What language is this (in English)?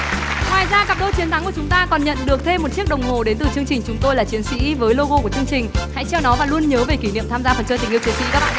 Vietnamese